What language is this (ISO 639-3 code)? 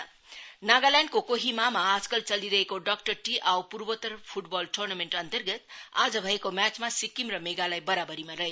nep